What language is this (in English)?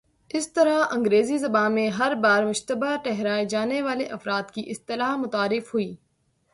Urdu